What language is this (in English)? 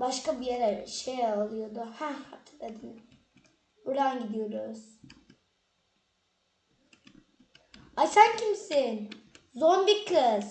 Turkish